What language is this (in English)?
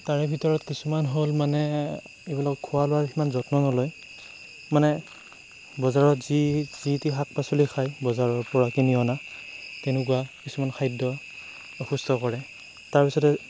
Assamese